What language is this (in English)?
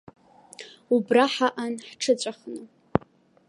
Abkhazian